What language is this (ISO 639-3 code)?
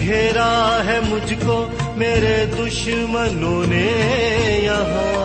urd